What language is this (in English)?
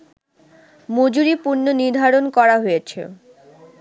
Bangla